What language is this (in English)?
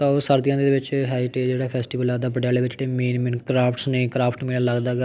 Punjabi